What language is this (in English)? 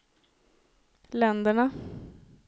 Swedish